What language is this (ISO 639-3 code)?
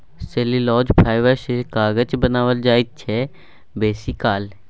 mai